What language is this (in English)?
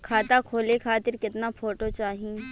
Bhojpuri